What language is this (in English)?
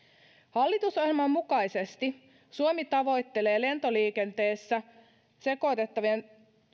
Finnish